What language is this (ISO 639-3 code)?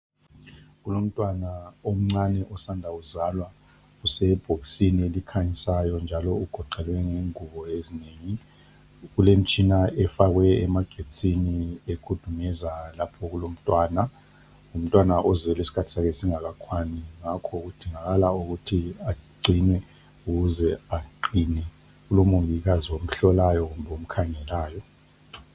nde